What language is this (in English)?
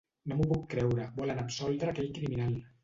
Catalan